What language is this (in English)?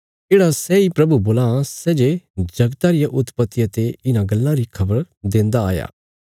Bilaspuri